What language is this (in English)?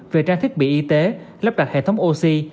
Vietnamese